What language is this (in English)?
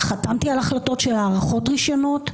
Hebrew